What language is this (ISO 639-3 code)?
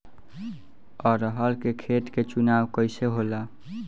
bho